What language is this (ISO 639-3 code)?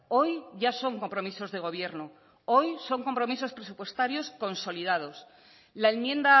spa